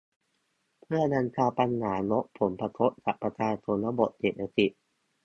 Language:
Thai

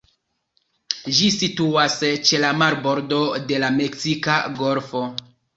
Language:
Esperanto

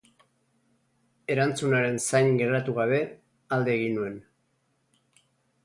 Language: Basque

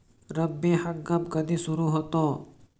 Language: Marathi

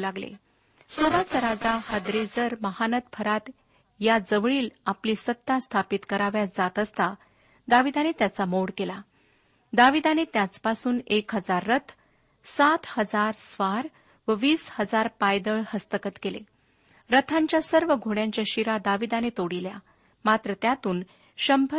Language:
Marathi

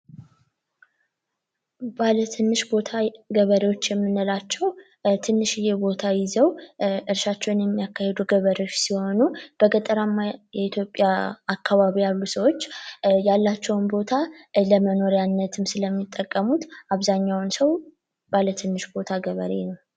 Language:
Amharic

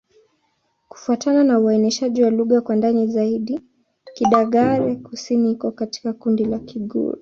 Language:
Swahili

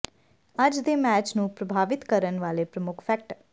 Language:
Punjabi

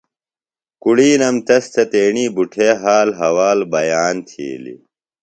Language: Phalura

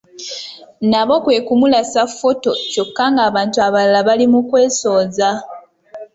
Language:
Ganda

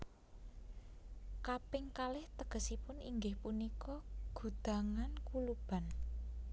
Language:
Javanese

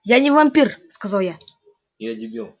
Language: Russian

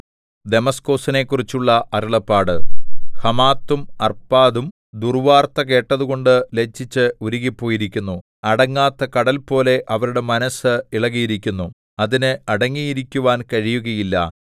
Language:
Malayalam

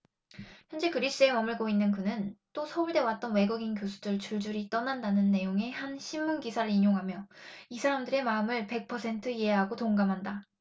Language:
Korean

